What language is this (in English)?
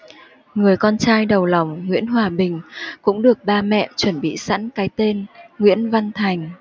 Vietnamese